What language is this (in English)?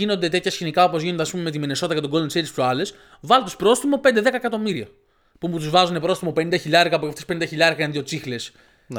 Greek